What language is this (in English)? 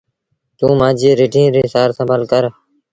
Sindhi Bhil